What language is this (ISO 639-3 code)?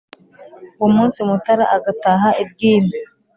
kin